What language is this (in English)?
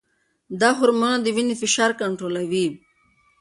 Pashto